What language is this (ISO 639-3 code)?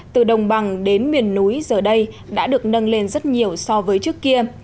vie